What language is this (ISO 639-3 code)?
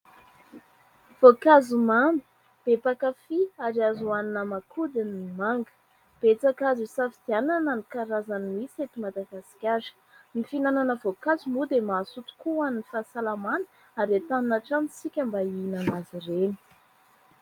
mlg